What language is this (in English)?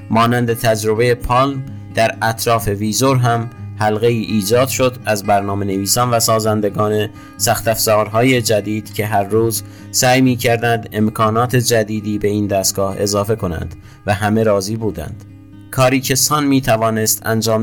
Persian